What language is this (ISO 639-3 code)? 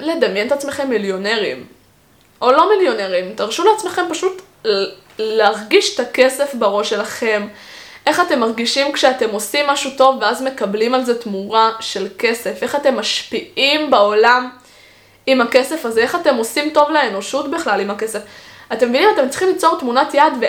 heb